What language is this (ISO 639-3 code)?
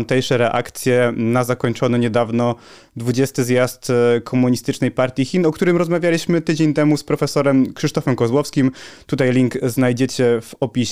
pol